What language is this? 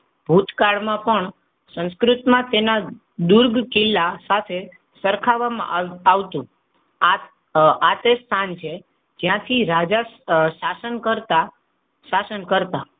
Gujarati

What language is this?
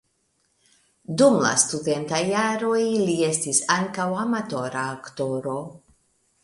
Esperanto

